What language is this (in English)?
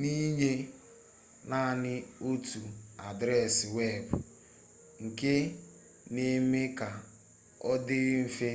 Igbo